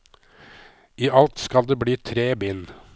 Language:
Norwegian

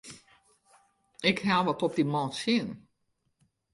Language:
Western Frisian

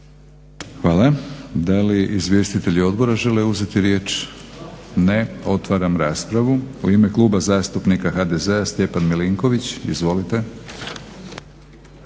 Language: Croatian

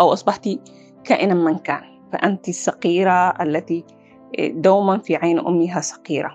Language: Arabic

